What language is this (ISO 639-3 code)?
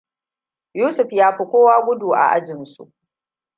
hau